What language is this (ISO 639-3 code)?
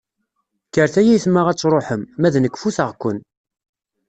kab